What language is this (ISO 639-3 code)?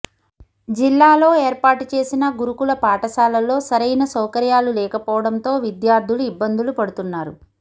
tel